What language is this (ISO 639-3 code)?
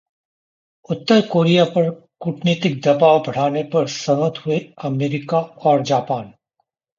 hin